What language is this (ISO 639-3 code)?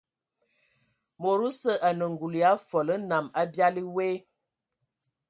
ewo